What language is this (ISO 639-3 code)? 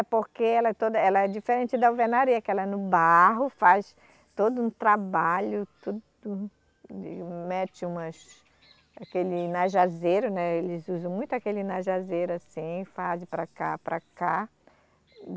por